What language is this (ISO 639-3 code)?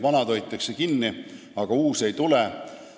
est